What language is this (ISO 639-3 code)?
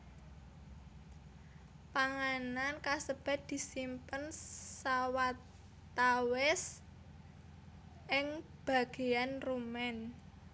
jav